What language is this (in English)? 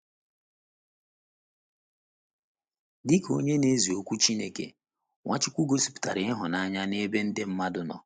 Igbo